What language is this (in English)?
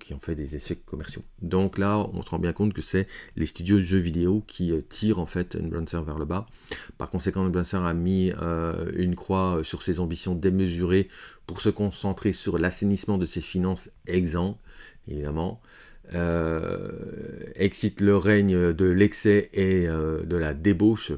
French